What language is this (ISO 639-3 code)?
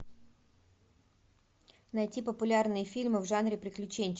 rus